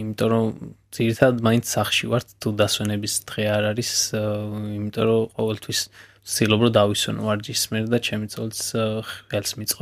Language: German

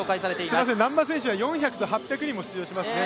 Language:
Japanese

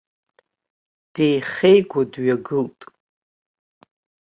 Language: Abkhazian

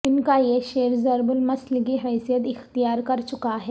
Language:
Urdu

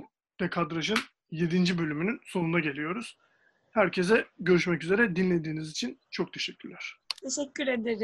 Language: Turkish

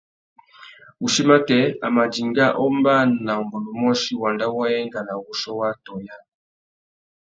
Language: Tuki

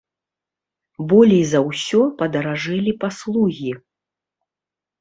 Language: Belarusian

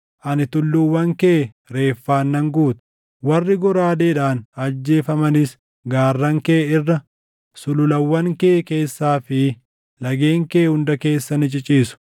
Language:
Oromo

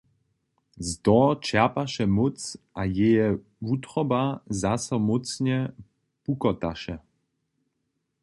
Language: Upper Sorbian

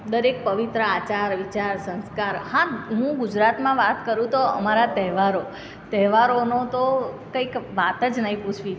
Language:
Gujarati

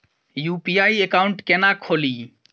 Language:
Maithili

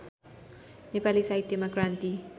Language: Nepali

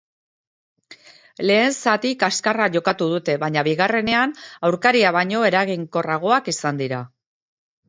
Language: Basque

